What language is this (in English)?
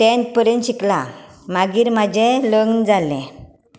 Konkani